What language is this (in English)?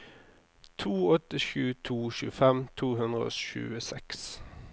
Norwegian